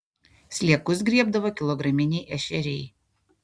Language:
Lithuanian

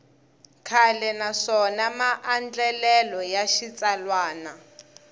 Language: Tsonga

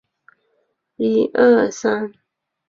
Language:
Chinese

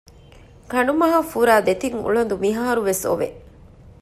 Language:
Divehi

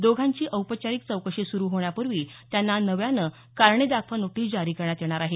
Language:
Marathi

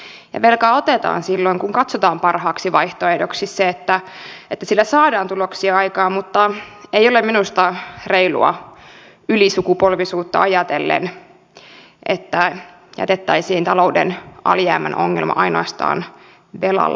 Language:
Finnish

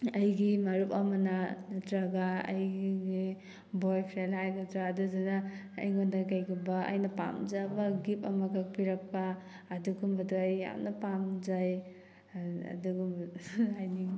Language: Manipuri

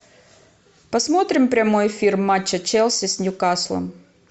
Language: Russian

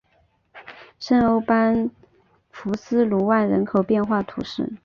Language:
Chinese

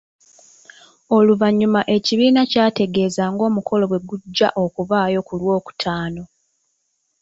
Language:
Ganda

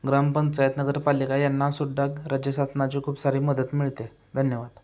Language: Marathi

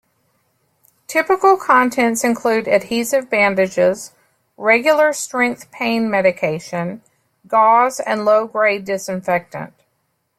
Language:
English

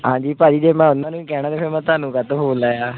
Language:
Punjabi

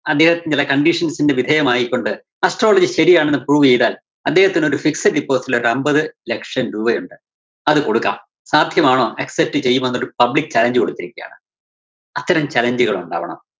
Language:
Malayalam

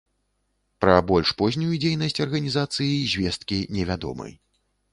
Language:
Belarusian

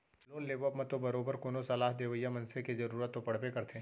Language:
Chhattisgarhi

